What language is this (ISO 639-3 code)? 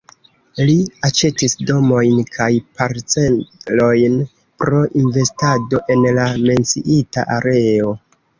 epo